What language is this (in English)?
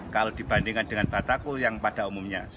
Indonesian